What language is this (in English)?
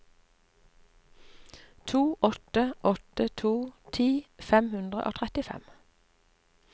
Norwegian